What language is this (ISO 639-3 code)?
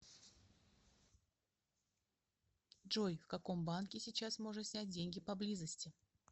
rus